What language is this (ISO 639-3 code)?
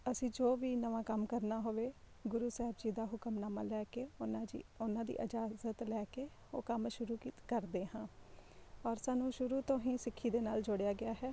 pan